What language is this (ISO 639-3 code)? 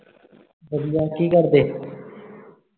pan